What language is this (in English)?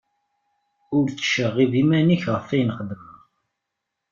Kabyle